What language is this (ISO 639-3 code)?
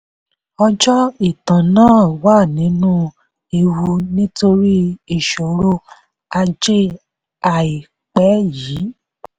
yor